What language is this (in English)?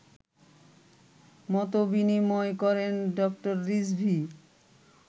Bangla